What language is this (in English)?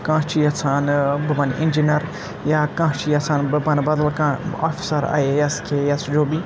Kashmiri